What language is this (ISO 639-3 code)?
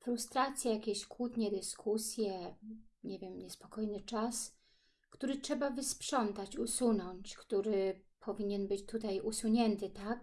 pol